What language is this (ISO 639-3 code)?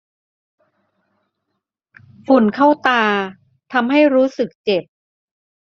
tha